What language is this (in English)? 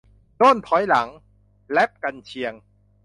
Thai